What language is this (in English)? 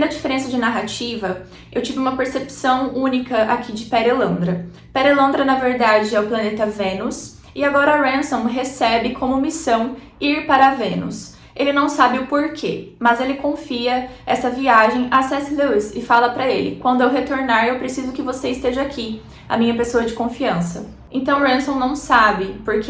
Portuguese